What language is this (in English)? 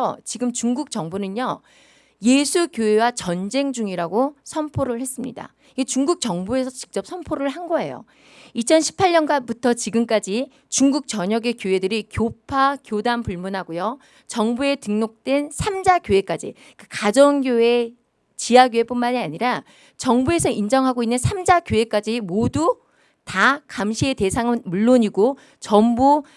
Korean